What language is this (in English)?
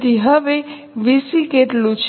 Gujarati